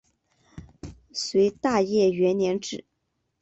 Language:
Chinese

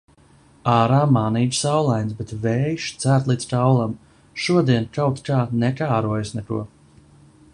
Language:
Latvian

